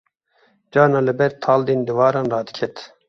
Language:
Kurdish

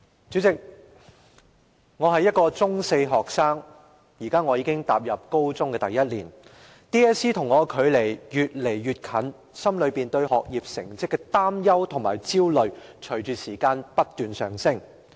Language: Cantonese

